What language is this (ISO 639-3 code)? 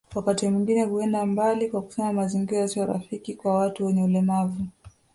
swa